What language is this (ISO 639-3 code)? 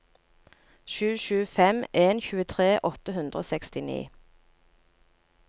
nor